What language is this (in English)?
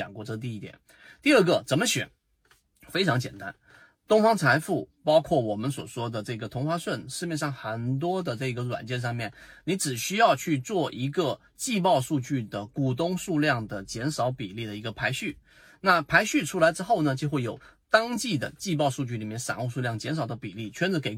Chinese